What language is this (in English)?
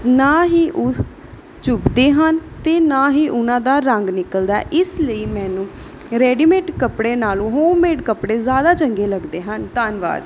Punjabi